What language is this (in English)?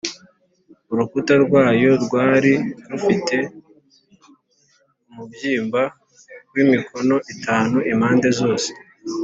Kinyarwanda